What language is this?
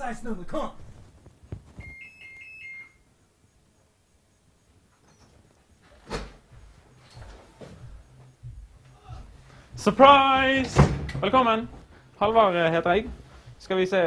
Norwegian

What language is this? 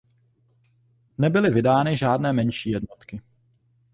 Czech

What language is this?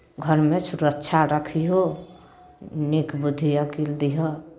Maithili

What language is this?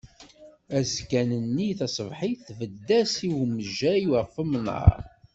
Kabyle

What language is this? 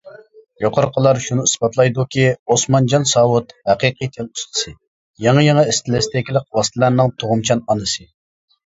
Uyghur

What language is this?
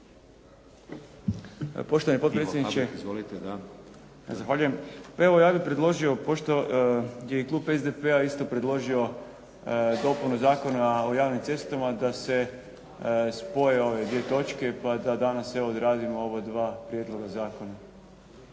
Croatian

